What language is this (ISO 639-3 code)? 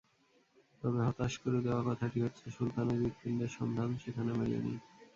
ben